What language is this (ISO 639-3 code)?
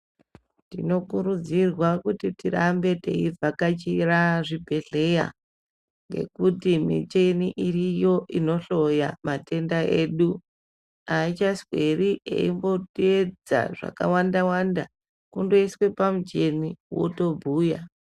ndc